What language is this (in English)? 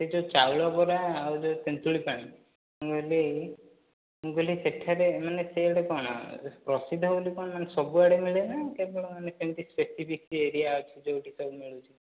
Odia